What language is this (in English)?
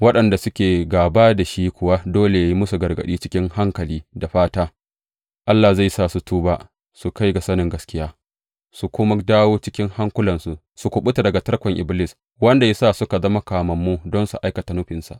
Hausa